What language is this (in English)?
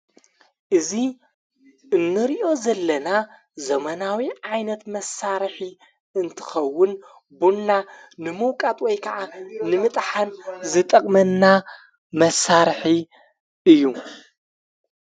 Tigrinya